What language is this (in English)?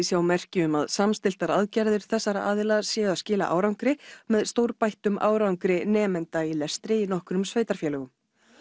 Icelandic